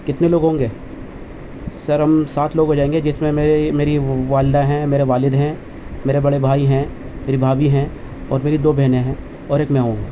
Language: Urdu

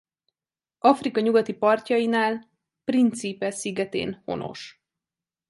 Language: Hungarian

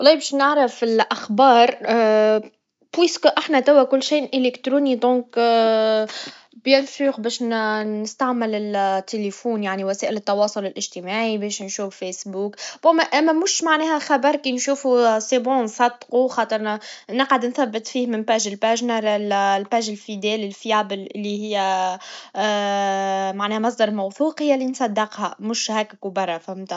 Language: Tunisian Arabic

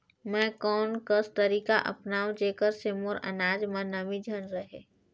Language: Chhattisgarhi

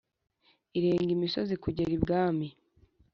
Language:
Kinyarwanda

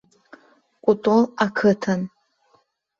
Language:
Abkhazian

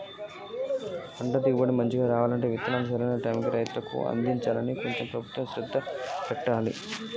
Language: Telugu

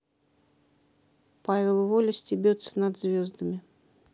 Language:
Russian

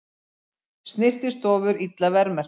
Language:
Icelandic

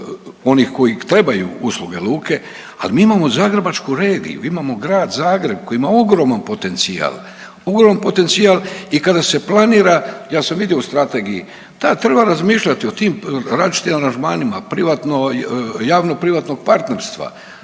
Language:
Croatian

